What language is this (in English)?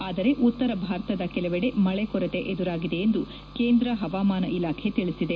Kannada